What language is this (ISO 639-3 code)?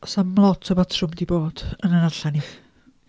cym